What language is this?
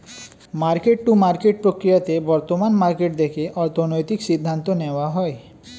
Bangla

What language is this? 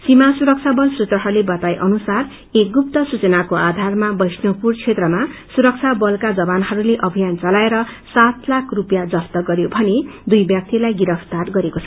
Nepali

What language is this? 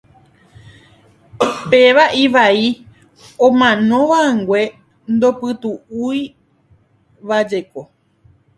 Guarani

